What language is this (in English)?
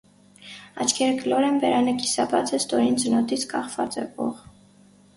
Armenian